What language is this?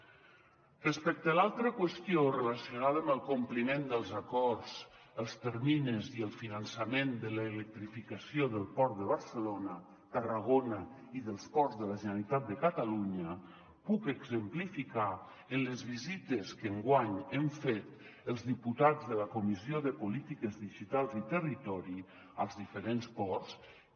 Catalan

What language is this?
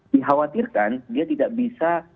Indonesian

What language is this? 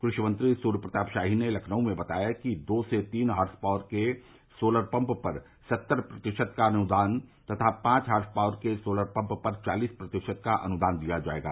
Hindi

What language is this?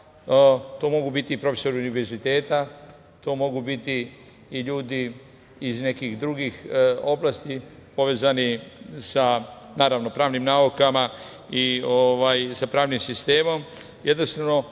Serbian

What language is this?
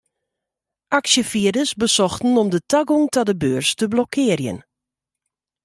Western Frisian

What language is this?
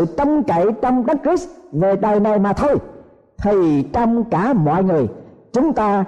Vietnamese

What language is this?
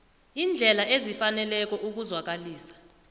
South Ndebele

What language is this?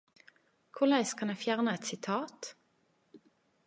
Norwegian Nynorsk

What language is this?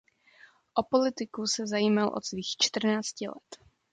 Czech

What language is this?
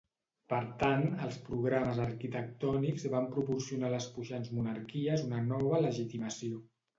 Catalan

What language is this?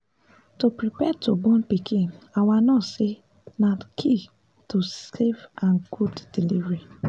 Nigerian Pidgin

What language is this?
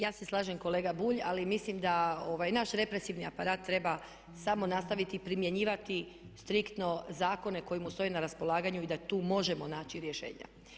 Croatian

